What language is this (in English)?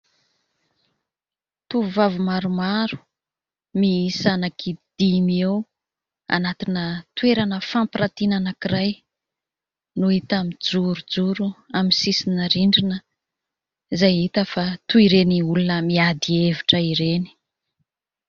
Malagasy